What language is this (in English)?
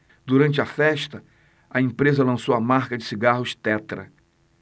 Portuguese